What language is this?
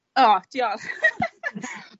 Welsh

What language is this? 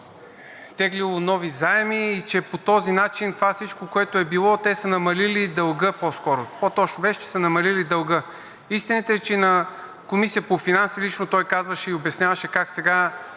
Bulgarian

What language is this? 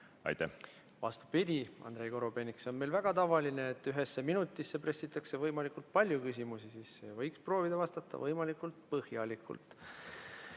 Estonian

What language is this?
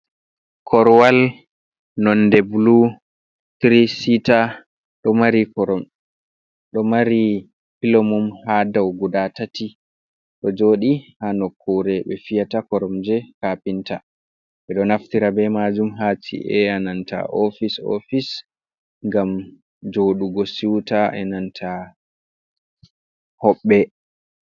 Fula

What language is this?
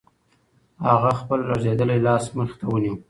Pashto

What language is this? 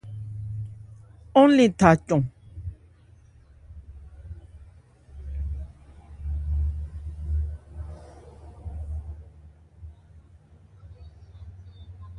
Ebrié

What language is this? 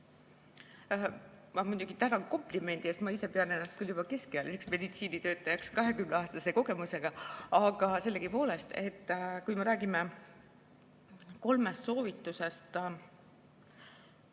Estonian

